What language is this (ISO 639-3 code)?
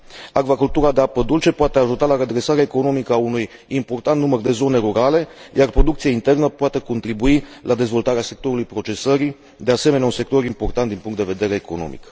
ron